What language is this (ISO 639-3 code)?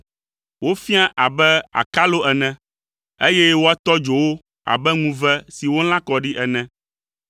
ewe